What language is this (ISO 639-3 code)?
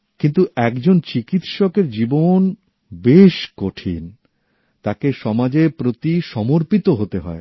ben